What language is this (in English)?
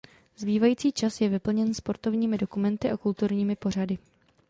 Czech